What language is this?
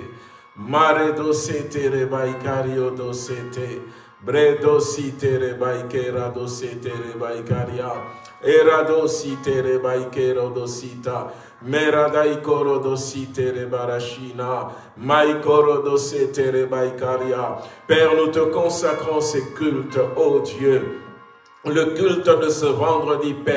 French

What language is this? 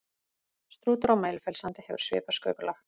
Icelandic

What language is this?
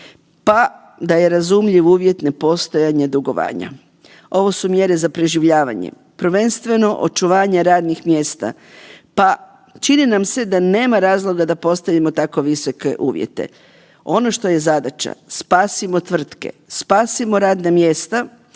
Croatian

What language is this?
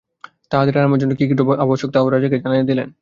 Bangla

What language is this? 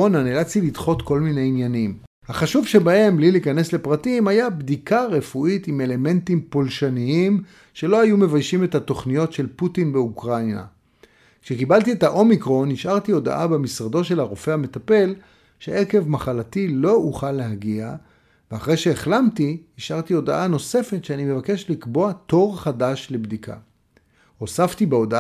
Hebrew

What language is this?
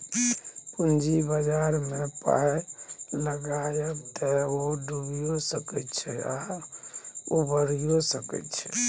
Maithili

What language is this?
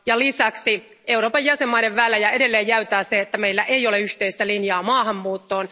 Finnish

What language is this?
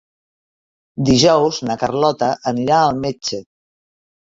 Catalan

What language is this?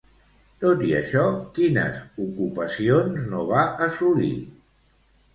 Catalan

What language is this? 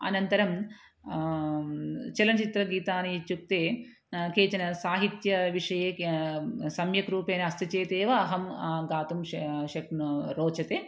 Sanskrit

